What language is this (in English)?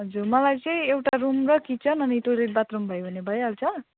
Nepali